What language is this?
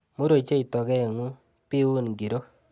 Kalenjin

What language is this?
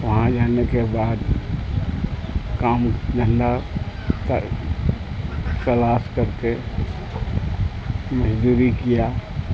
Urdu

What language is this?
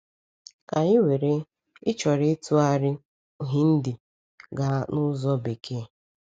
Igbo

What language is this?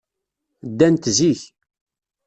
Kabyle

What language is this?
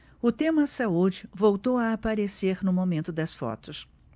Portuguese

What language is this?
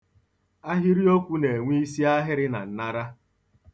Igbo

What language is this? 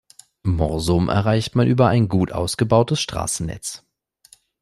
German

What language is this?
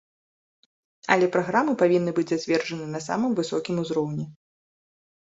Belarusian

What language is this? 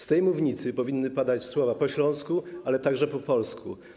Polish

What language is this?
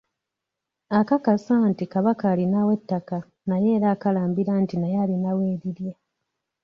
Ganda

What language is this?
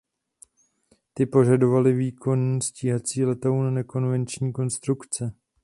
Czech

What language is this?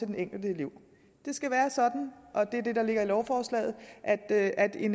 Danish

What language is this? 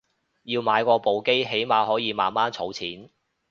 Cantonese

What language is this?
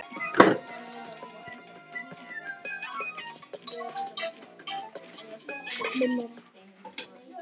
Icelandic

